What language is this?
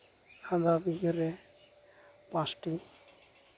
Santali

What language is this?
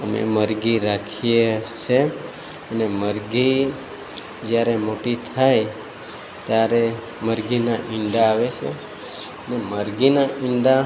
Gujarati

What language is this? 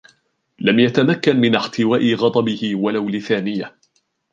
Arabic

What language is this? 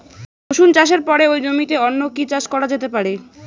Bangla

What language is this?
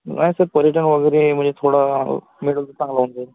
Marathi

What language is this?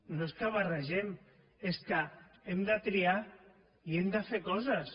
Catalan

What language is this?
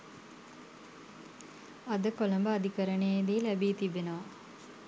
Sinhala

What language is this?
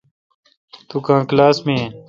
Kalkoti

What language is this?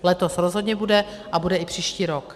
Czech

